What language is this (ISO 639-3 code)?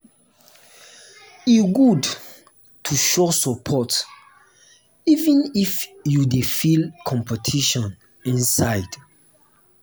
pcm